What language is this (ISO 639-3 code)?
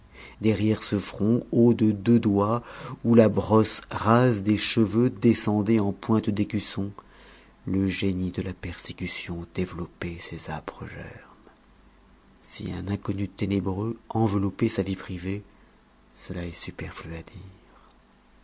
fra